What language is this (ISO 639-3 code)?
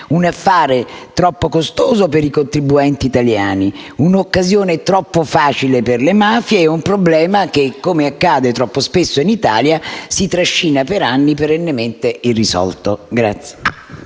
ita